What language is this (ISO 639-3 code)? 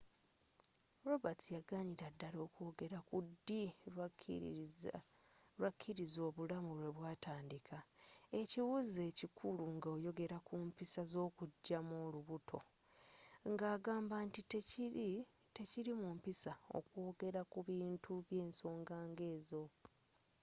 lug